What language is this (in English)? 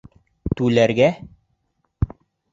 Bashkir